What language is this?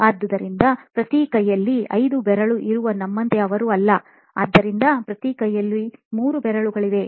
Kannada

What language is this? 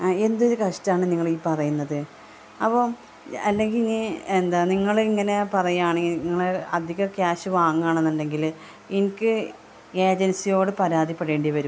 Malayalam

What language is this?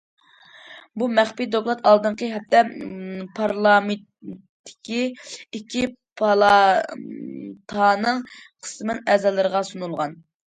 Uyghur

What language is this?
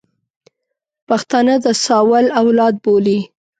Pashto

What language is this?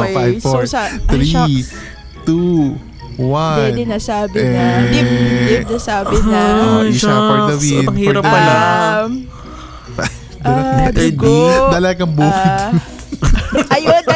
Filipino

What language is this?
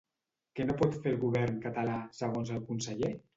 Catalan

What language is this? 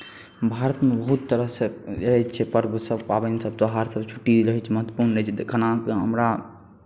Maithili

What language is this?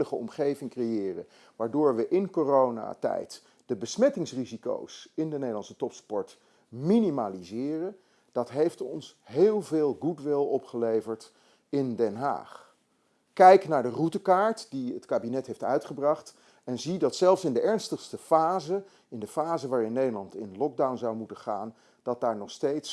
Dutch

